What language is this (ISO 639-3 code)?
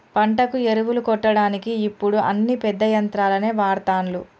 tel